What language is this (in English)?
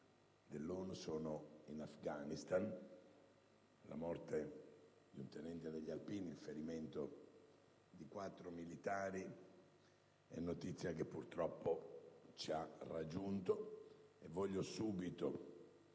Italian